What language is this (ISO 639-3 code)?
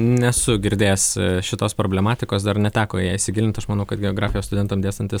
lit